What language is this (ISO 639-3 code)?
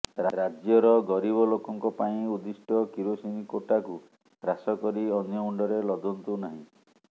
ori